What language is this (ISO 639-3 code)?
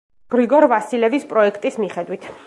kat